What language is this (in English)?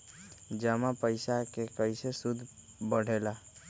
Magahi